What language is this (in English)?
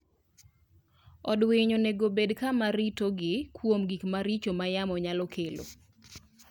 Luo (Kenya and Tanzania)